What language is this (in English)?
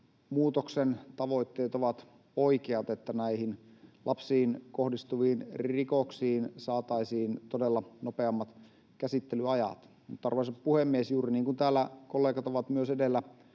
Finnish